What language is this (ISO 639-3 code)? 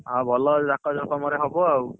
ori